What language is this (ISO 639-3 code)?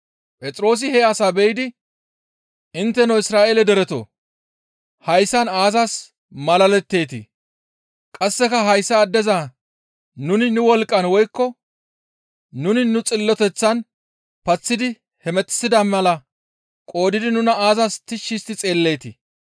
gmv